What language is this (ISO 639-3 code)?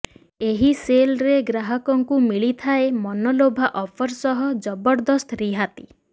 ori